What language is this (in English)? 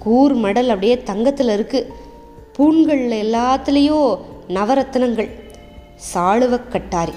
Tamil